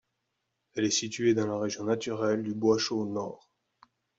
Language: French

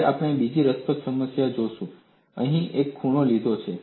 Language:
Gujarati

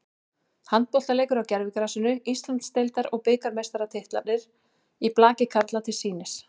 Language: Icelandic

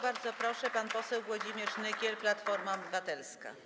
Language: Polish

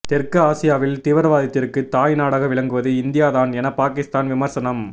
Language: Tamil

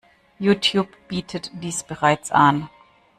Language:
German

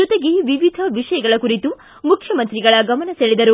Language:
Kannada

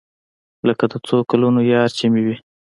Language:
Pashto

